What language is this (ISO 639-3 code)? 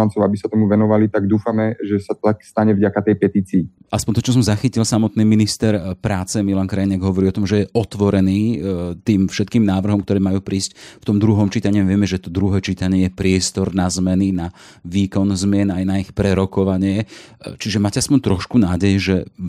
slk